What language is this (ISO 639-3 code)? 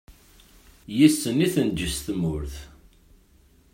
kab